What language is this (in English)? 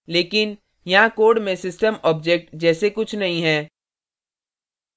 Hindi